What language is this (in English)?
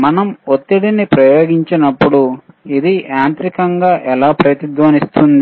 Telugu